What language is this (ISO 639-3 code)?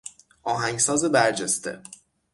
fas